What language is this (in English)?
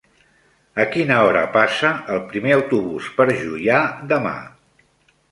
Catalan